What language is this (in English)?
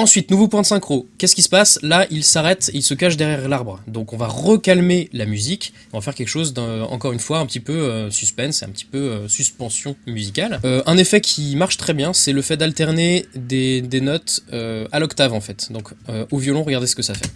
French